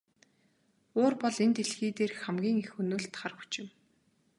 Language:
Mongolian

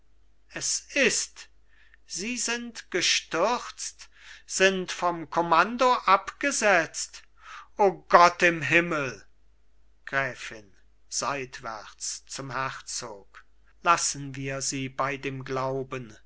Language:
German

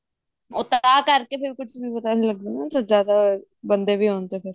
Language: Punjabi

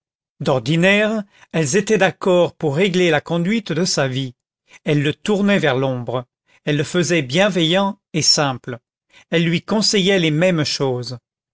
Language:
French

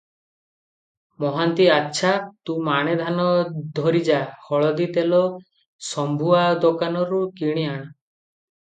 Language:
Odia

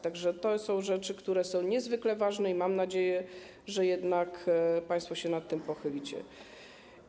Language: Polish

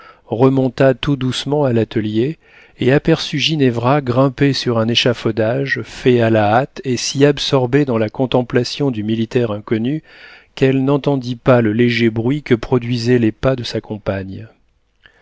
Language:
French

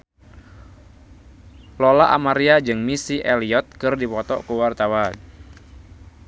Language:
Sundanese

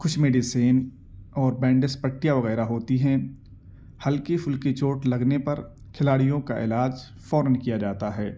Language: Urdu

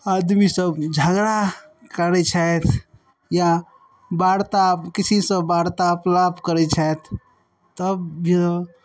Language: Maithili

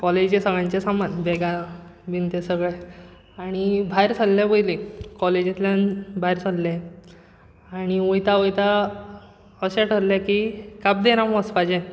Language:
Konkani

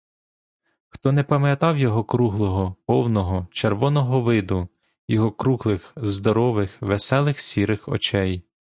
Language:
Ukrainian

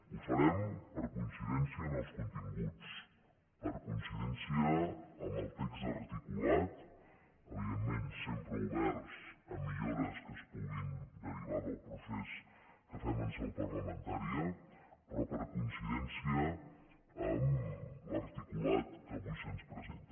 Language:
Catalan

